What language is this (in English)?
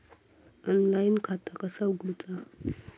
Marathi